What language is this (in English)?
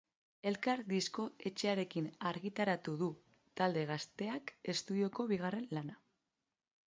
Basque